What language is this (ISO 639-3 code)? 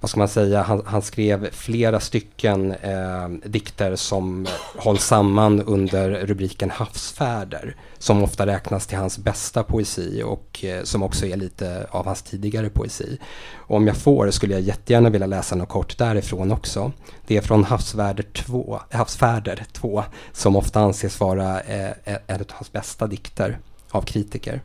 swe